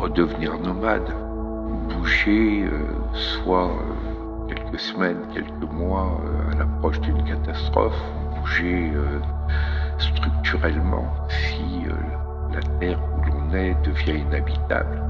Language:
French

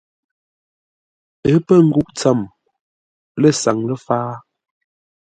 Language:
Ngombale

